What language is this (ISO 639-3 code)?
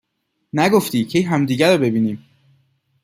fas